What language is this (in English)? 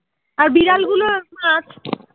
Bangla